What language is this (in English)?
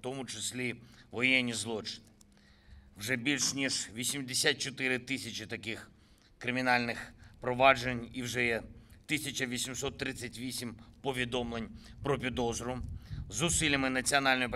Ukrainian